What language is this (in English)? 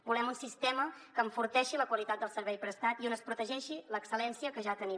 Catalan